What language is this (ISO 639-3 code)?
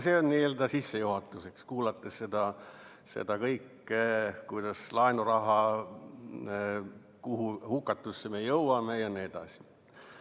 est